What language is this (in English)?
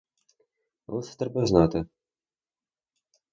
Ukrainian